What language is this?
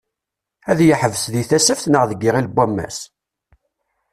Kabyle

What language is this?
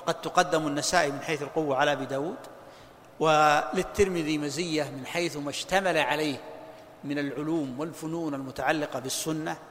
Arabic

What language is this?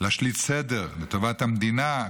Hebrew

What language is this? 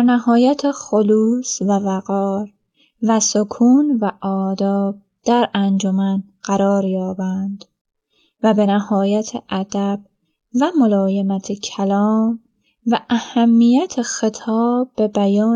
Persian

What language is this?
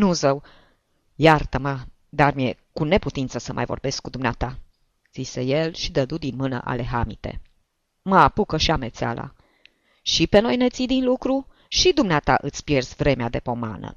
Romanian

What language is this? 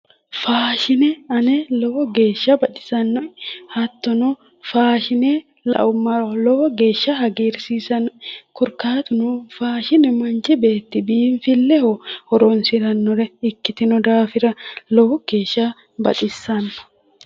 Sidamo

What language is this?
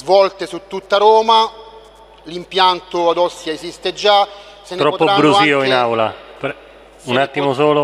Italian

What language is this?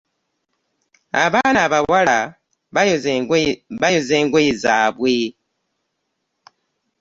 Ganda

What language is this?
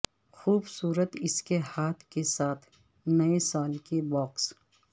Urdu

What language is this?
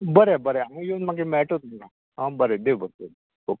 Konkani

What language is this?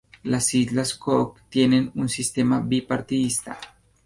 Spanish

